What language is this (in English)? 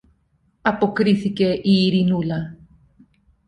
Greek